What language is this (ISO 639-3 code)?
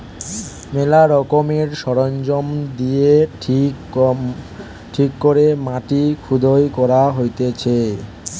ben